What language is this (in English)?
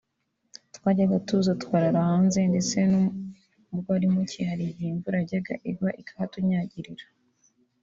Kinyarwanda